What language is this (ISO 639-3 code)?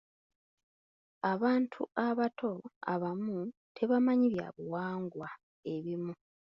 lug